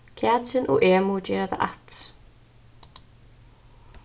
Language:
Faroese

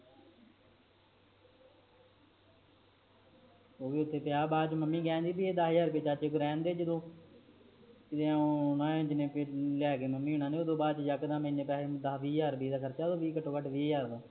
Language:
Punjabi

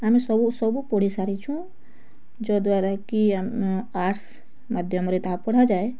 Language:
Odia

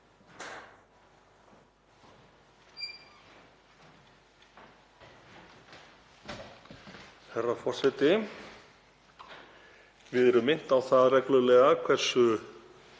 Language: Icelandic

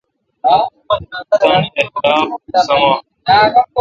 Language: Kalkoti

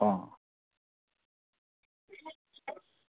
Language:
Dogri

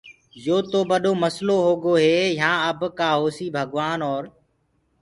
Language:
Gurgula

